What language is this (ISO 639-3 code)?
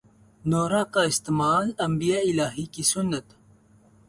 urd